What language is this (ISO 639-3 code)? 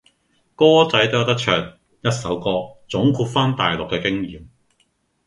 yue